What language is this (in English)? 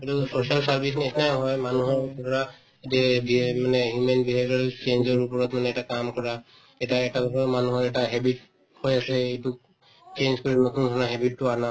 Assamese